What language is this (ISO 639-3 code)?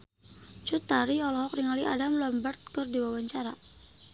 sun